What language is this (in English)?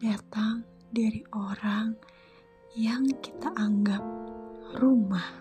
Indonesian